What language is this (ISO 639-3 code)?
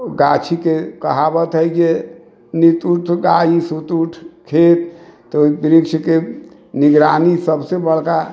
mai